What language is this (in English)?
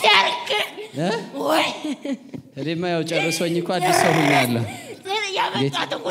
Arabic